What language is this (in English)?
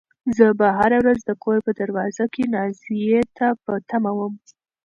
Pashto